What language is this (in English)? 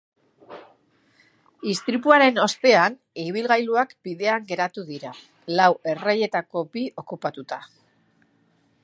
Basque